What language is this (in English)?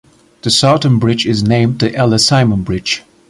English